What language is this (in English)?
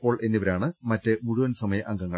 Malayalam